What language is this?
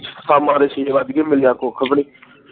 Punjabi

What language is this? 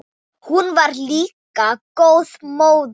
Icelandic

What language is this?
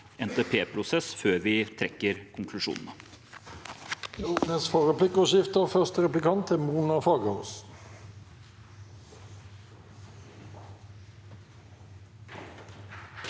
Norwegian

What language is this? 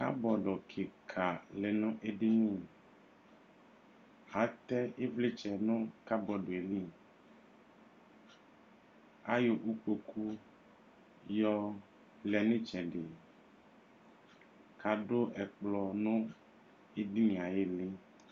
Ikposo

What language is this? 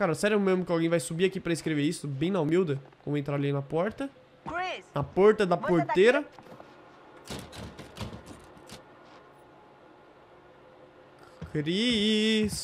Portuguese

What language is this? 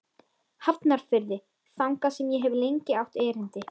Icelandic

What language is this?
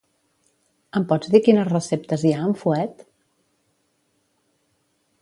Catalan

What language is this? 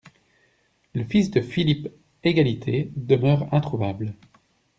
French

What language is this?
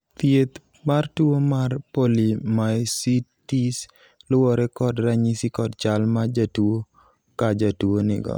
Luo (Kenya and Tanzania)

